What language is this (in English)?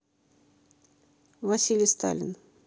Russian